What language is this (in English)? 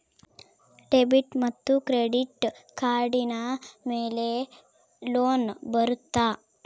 Kannada